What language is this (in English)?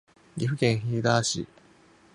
Japanese